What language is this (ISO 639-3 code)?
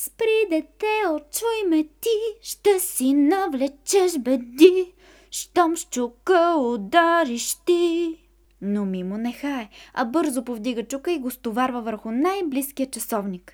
bul